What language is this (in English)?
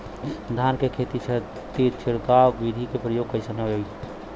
Bhojpuri